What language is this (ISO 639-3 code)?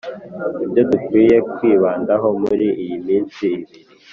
kin